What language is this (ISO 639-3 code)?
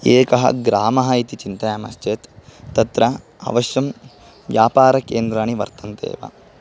san